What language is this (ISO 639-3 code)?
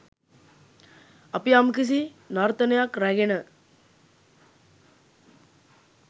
sin